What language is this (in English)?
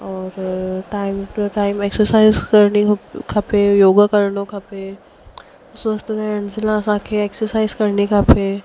Sindhi